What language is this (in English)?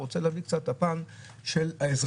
Hebrew